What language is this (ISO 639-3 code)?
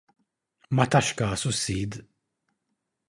mlt